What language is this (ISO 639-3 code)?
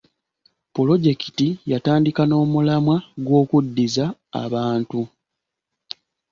lug